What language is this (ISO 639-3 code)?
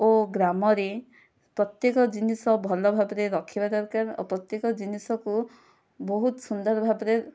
ori